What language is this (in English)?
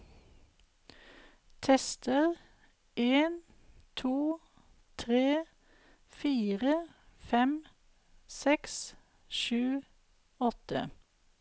Norwegian